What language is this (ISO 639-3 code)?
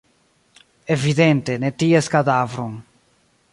epo